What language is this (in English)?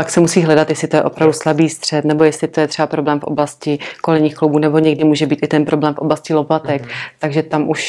Czech